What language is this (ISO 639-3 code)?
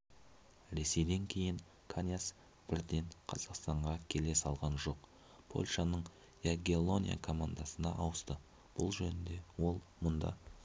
kaz